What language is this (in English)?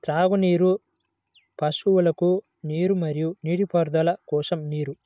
Telugu